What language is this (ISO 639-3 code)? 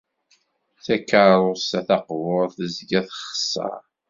kab